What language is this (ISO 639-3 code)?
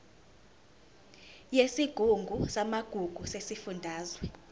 zul